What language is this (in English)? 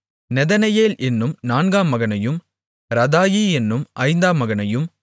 Tamil